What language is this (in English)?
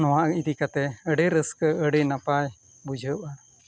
Santali